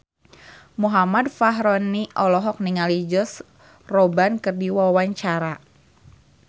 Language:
Sundanese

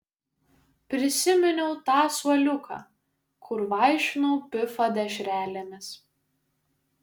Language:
Lithuanian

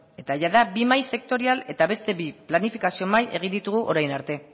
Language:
Basque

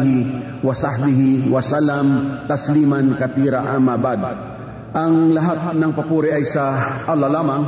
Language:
Filipino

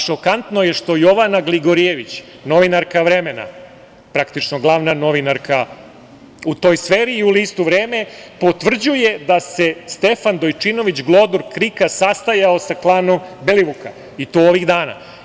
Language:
Serbian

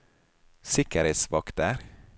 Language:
Norwegian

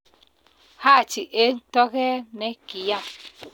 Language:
Kalenjin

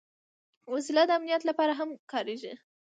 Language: Pashto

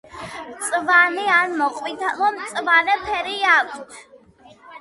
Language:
Georgian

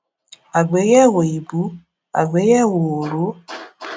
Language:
Yoruba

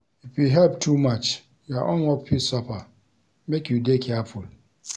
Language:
Nigerian Pidgin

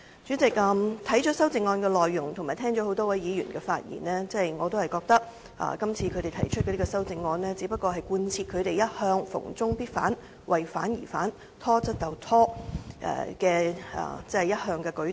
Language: Cantonese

